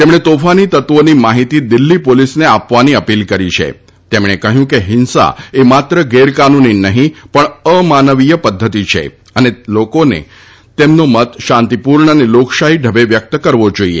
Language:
Gujarati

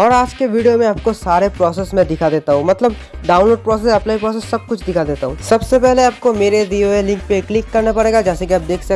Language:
Hindi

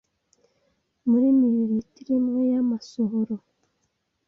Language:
Kinyarwanda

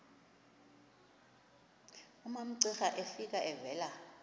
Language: Xhosa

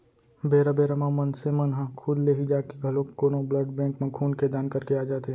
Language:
Chhattisgarhi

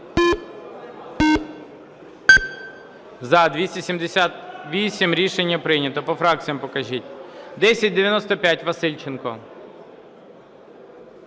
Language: Ukrainian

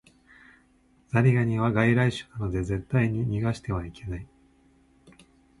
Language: Japanese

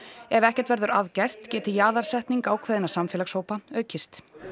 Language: Icelandic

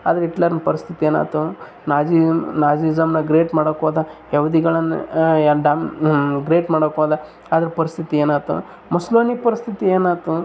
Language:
Kannada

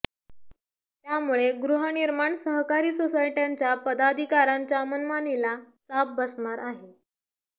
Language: Marathi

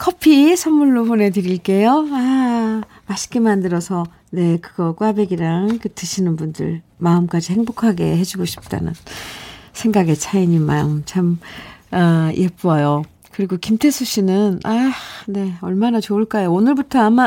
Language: Korean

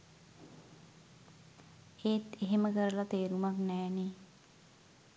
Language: Sinhala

